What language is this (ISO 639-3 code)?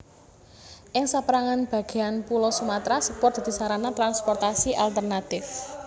jav